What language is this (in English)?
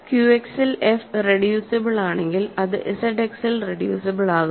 Malayalam